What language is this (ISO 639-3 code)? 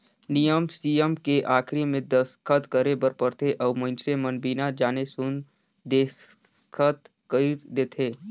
hne